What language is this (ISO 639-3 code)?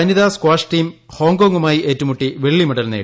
mal